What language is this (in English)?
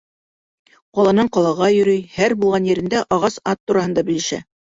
Bashkir